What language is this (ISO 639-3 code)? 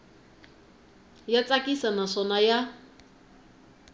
tso